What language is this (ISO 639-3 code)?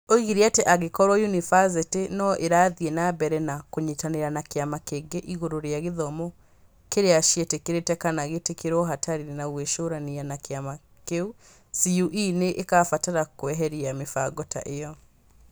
kik